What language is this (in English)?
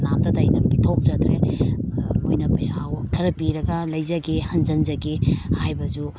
Manipuri